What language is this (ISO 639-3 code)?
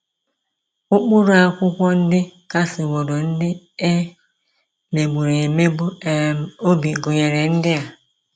ibo